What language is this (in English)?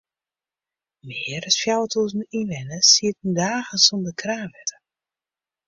Western Frisian